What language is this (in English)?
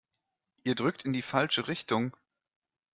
German